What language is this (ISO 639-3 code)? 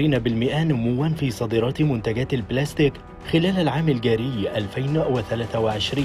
ara